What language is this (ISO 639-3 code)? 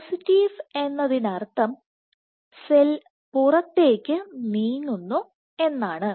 mal